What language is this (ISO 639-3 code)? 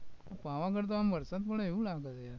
guj